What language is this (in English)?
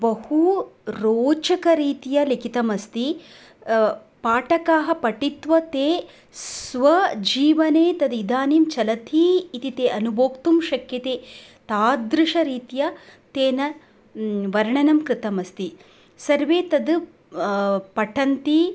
Sanskrit